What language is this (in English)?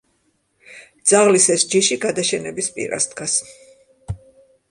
Georgian